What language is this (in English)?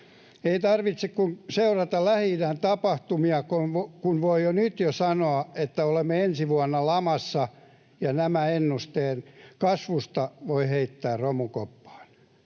Finnish